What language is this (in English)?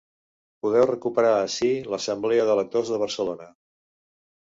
Catalan